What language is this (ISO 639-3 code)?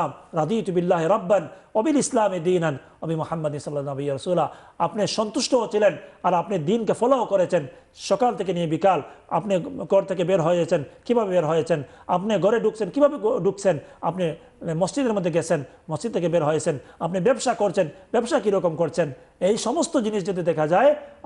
ara